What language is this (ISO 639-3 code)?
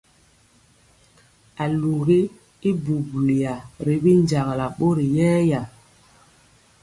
mcx